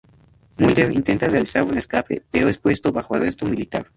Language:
Spanish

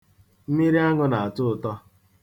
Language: Igbo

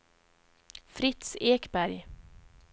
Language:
Swedish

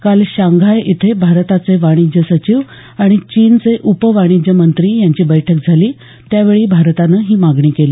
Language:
Marathi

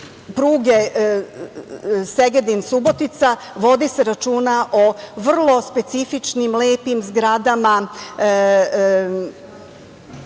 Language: Serbian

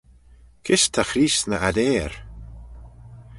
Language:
Manx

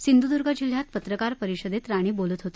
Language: Marathi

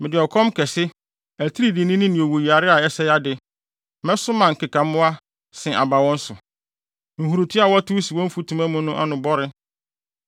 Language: Akan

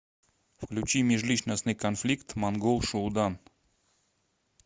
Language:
Russian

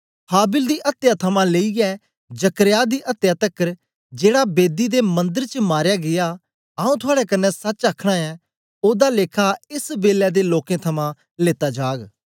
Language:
Dogri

